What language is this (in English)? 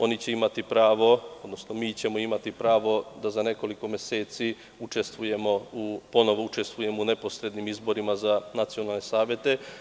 Serbian